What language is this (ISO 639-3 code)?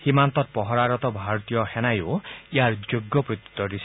asm